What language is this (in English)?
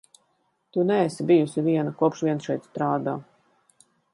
Latvian